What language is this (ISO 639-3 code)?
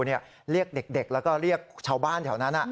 tha